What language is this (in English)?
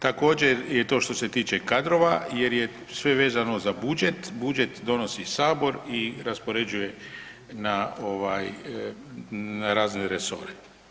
Croatian